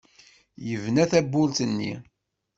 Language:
Kabyle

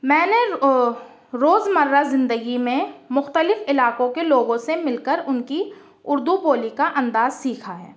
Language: Urdu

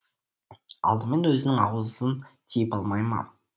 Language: Kazakh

